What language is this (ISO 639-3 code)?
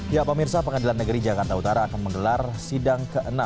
ind